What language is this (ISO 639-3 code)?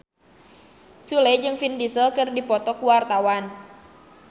sun